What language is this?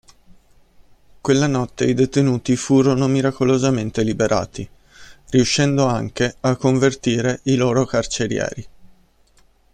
Italian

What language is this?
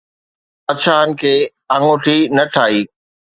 Sindhi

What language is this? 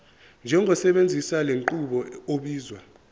Zulu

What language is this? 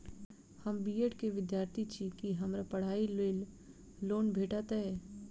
Maithili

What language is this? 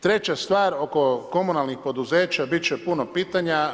Croatian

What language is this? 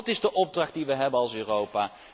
Dutch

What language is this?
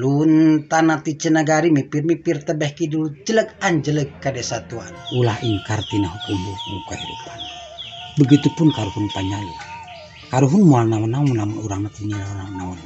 Indonesian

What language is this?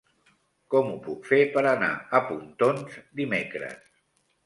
Catalan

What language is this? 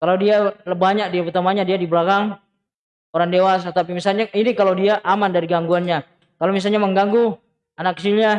Indonesian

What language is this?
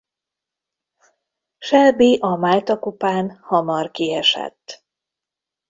Hungarian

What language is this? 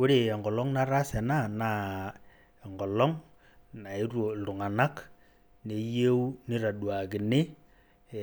Masai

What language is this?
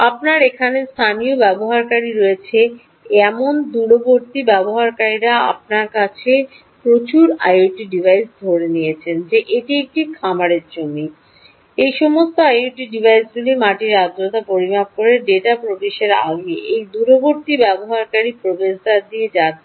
Bangla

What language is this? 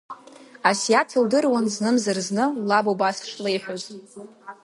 Abkhazian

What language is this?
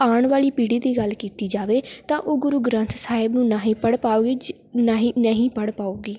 Punjabi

